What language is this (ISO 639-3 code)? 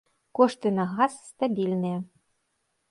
bel